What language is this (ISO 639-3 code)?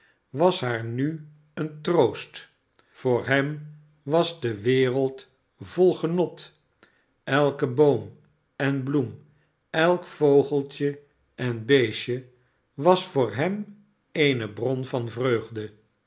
nld